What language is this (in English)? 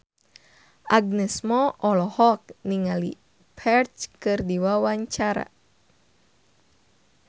Sundanese